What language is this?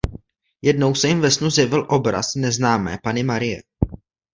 Czech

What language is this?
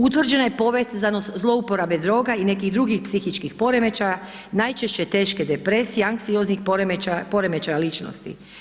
Croatian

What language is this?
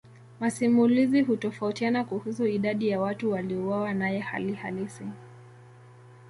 Swahili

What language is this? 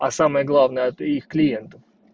Russian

